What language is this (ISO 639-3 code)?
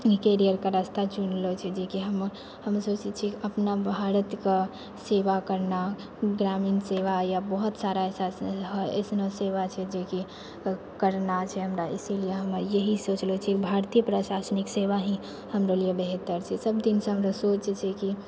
mai